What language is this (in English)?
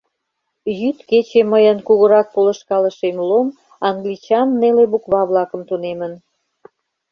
Mari